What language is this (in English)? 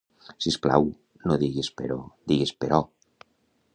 Catalan